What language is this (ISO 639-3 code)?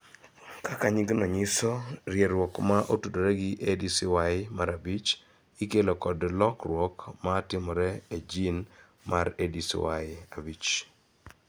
luo